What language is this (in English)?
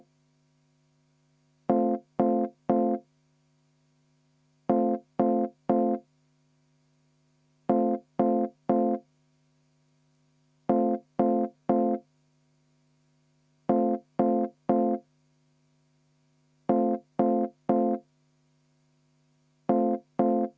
Estonian